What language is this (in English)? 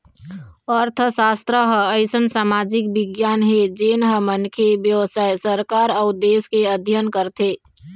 Chhattisgarhi